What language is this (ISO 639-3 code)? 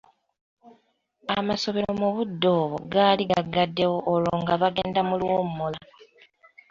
lug